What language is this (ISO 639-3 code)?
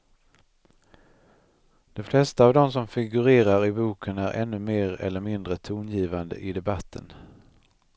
swe